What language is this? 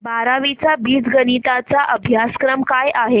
Marathi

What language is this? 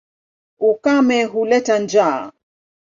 Swahili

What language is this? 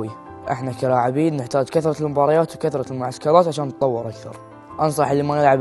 Arabic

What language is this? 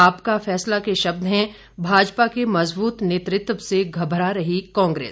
Hindi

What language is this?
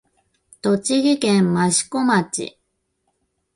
Japanese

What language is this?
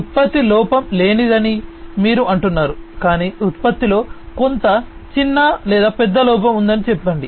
Telugu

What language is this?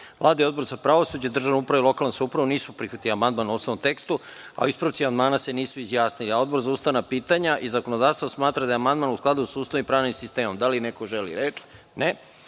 Serbian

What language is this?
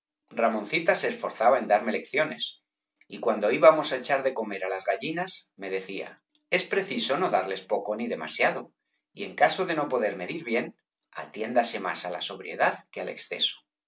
Spanish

